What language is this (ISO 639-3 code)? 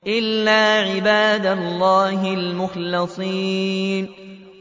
ara